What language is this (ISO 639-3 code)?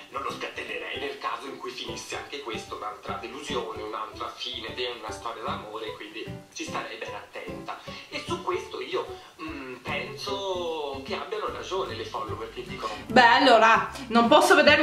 ita